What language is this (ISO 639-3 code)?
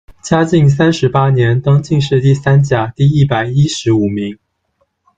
zho